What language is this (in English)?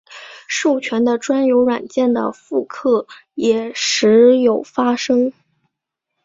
Chinese